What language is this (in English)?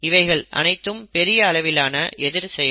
Tamil